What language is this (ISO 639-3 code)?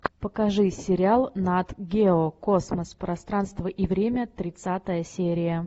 rus